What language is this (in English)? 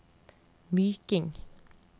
Norwegian